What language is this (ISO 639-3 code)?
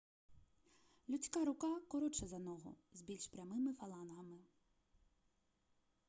ukr